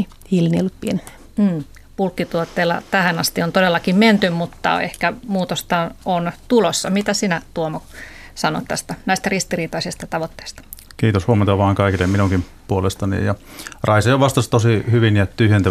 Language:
Finnish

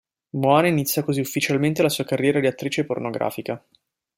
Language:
Italian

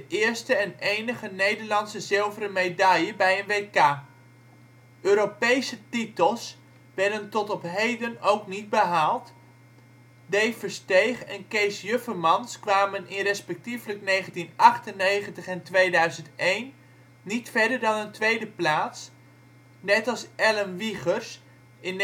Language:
Dutch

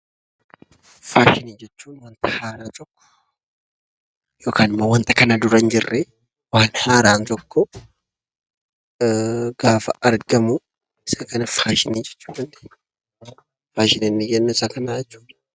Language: Oromo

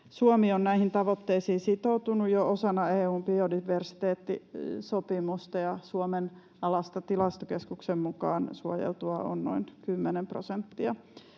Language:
Finnish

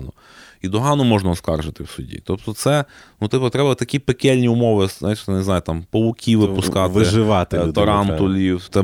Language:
Ukrainian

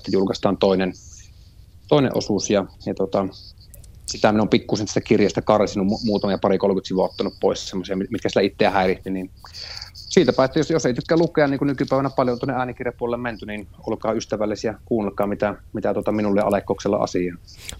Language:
Finnish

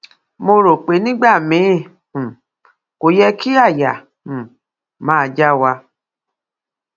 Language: Yoruba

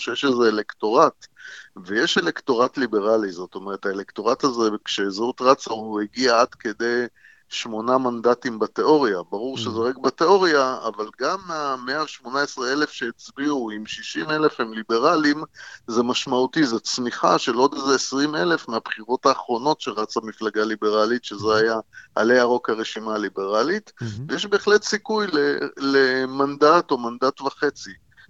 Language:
Hebrew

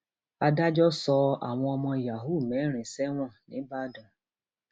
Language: Yoruba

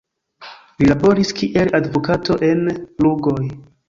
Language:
Esperanto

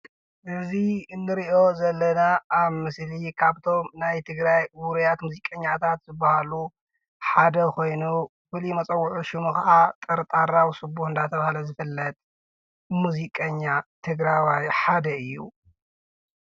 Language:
Tigrinya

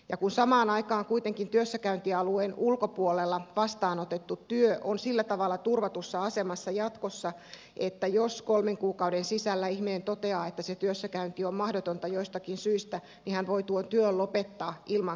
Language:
Finnish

